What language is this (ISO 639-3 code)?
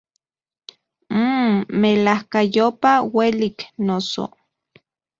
ncx